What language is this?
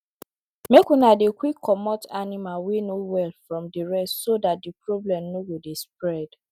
Nigerian Pidgin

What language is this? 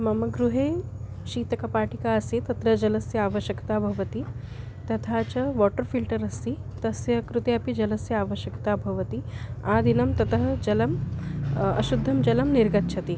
Sanskrit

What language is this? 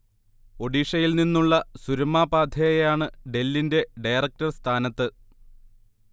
Malayalam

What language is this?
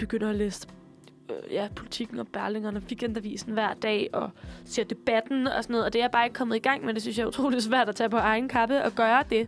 Danish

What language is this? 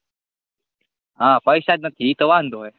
Gujarati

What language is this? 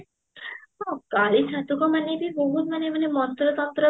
Odia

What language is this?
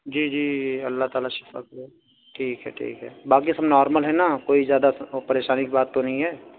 Urdu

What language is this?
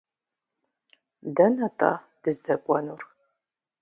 Kabardian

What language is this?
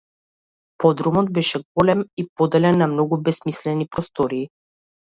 Macedonian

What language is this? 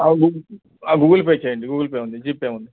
Telugu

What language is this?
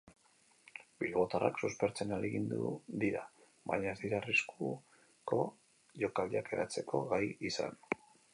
Basque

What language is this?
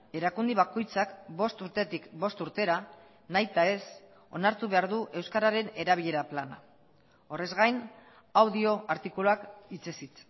Basque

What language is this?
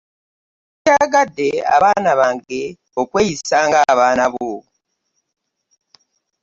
Ganda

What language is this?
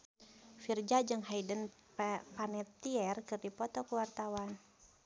Sundanese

